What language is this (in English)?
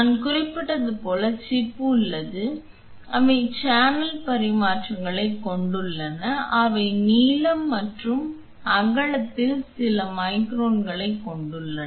Tamil